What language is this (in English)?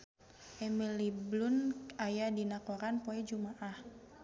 Sundanese